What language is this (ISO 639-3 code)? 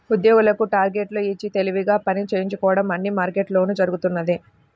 tel